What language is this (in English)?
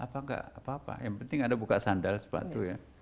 Indonesian